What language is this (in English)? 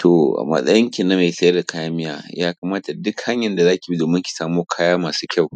Hausa